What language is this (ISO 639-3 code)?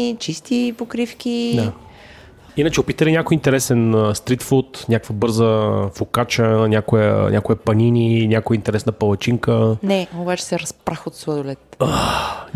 bul